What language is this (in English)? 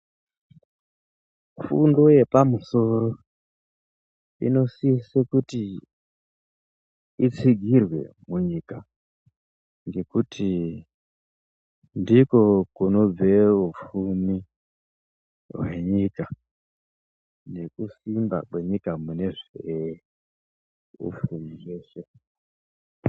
Ndau